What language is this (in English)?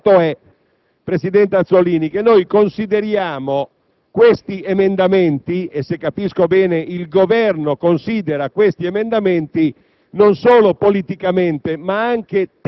Italian